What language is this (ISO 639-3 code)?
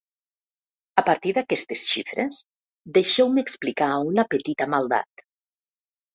cat